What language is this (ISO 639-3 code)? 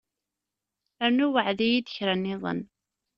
kab